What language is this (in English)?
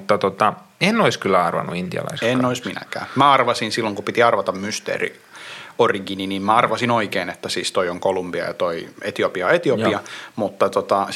Finnish